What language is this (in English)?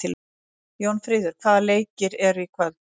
Icelandic